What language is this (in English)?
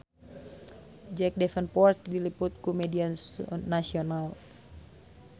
Sundanese